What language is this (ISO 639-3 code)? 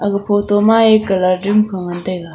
nnp